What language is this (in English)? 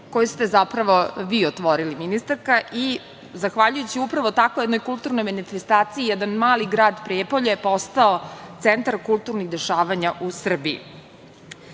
Serbian